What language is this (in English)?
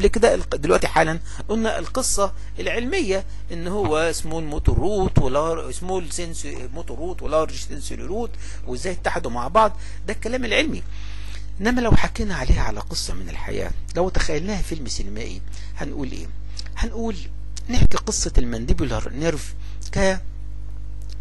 Arabic